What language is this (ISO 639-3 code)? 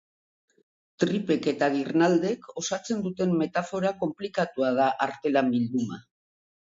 eus